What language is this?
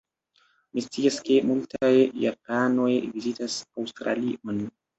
Esperanto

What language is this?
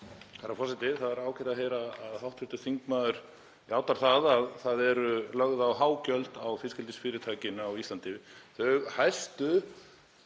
Icelandic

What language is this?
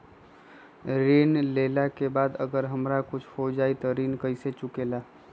Magahi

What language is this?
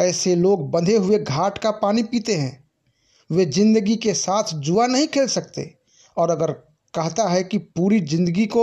Hindi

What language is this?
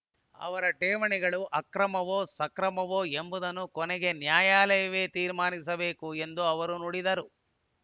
Kannada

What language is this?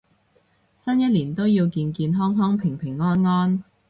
Cantonese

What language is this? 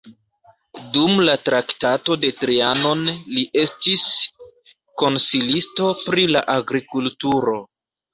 Esperanto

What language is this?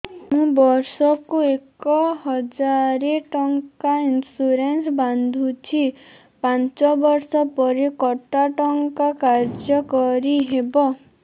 Odia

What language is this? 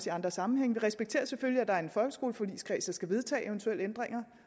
Danish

